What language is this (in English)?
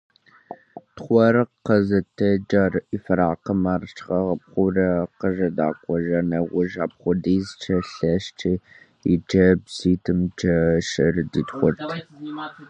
Kabardian